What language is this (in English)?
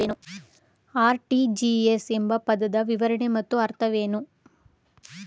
Kannada